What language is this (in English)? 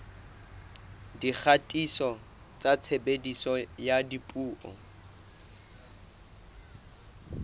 Southern Sotho